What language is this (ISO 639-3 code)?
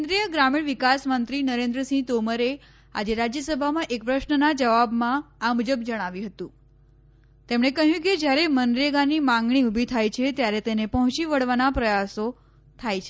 guj